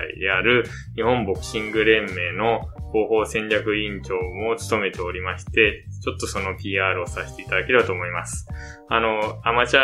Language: Japanese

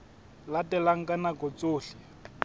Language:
Southern Sotho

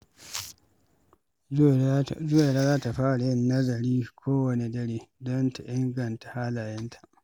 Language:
Hausa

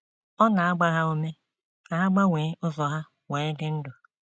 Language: Igbo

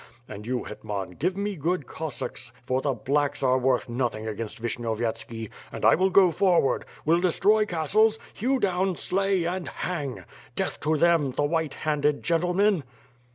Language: English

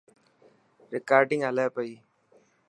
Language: Dhatki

